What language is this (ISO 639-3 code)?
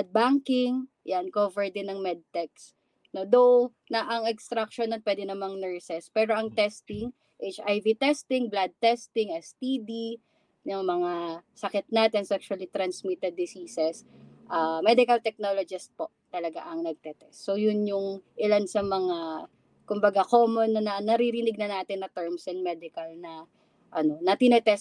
fil